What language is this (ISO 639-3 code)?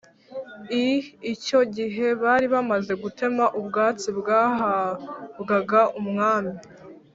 kin